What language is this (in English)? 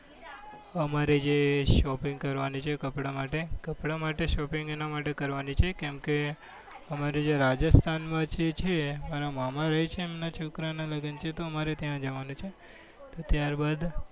Gujarati